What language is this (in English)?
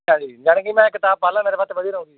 Punjabi